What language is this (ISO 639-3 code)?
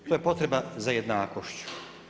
hrv